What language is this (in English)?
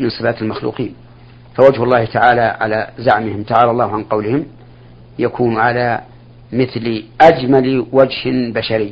Arabic